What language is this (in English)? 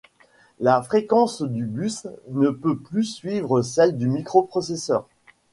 French